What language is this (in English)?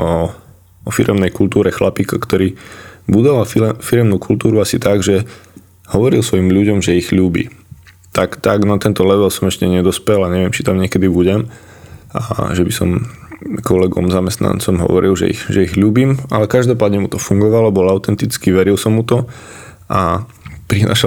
Slovak